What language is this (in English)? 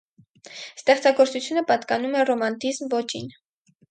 Armenian